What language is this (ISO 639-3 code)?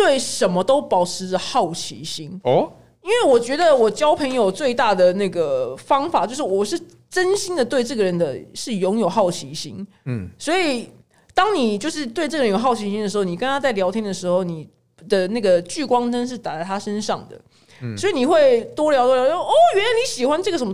zho